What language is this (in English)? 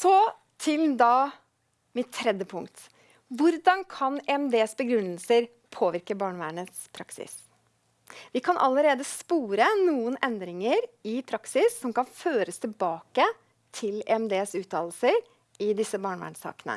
Norwegian